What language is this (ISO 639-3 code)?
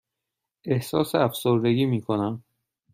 fas